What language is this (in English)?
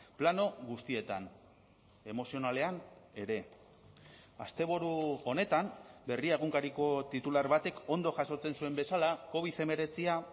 Basque